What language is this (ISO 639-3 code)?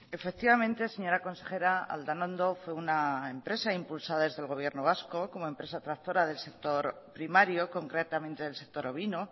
spa